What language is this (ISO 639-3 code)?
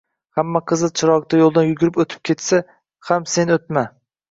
uzb